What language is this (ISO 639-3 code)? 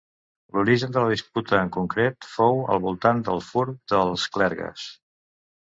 cat